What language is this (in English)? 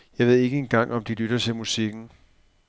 Danish